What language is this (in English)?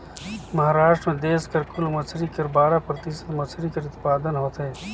Chhattisgarhi